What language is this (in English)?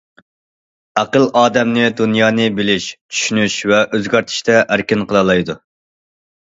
Uyghur